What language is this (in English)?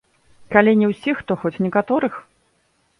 Belarusian